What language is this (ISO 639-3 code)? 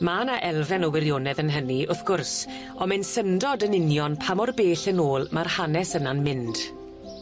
cym